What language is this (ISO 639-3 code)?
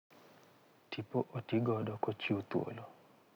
luo